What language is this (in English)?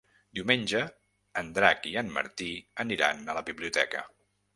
Catalan